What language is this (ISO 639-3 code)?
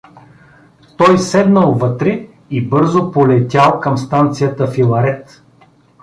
bul